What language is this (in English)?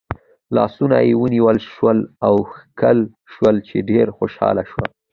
Pashto